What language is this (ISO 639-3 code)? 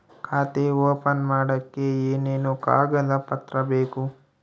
kan